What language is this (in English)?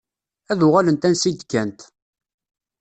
Kabyle